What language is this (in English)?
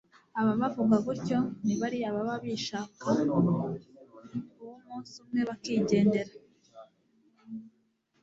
Kinyarwanda